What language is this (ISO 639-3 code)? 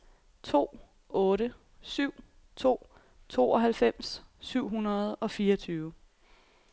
dan